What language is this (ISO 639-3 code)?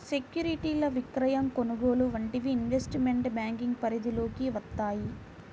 tel